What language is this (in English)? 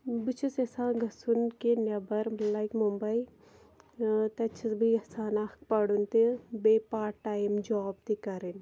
Kashmiri